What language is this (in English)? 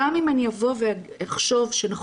Hebrew